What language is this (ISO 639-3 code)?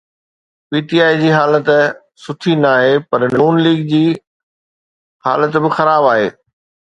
snd